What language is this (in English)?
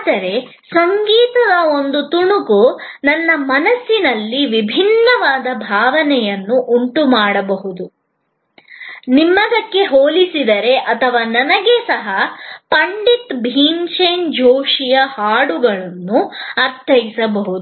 Kannada